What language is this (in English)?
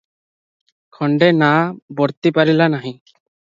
Odia